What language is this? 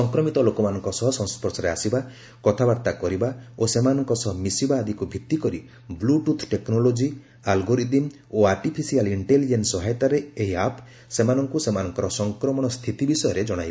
Odia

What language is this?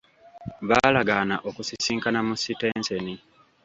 Ganda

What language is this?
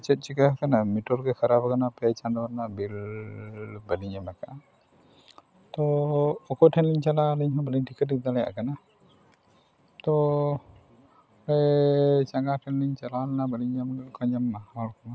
Santali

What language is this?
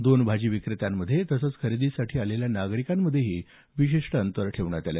Marathi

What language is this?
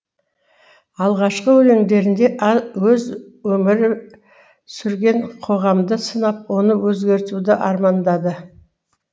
Kazakh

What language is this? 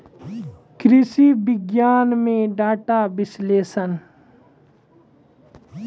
Maithili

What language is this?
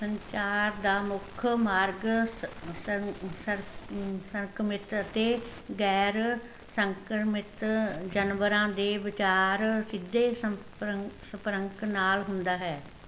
Punjabi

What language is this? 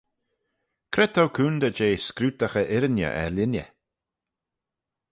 Manx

